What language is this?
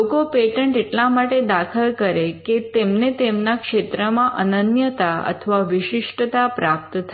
Gujarati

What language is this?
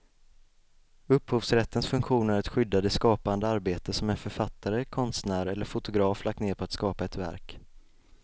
Swedish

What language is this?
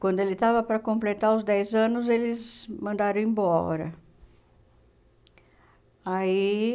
Portuguese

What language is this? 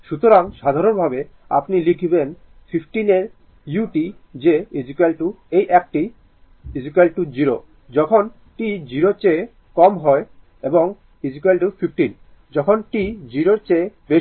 Bangla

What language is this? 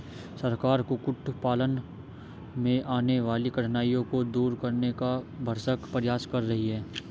Hindi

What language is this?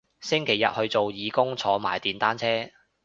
Cantonese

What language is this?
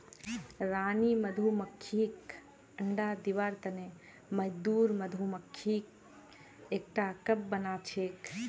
Magahi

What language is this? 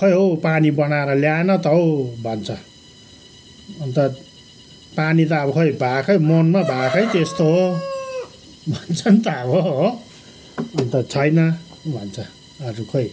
Nepali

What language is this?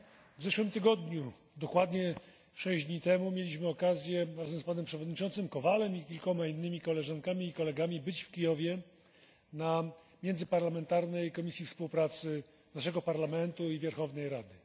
Polish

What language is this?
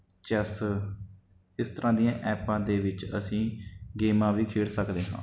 Punjabi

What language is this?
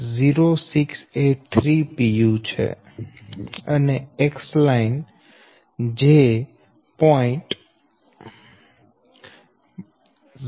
Gujarati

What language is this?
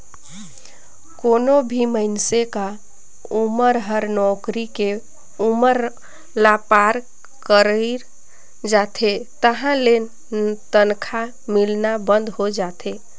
Chhattisgarhi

